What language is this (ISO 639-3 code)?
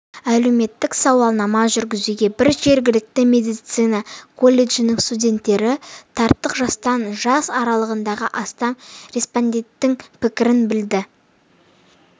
kaz